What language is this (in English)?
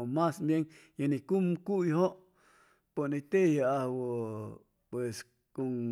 Chimalapa Zoque